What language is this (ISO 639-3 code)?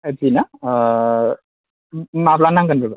brx